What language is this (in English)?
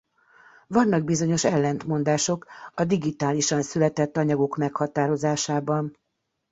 Hungarian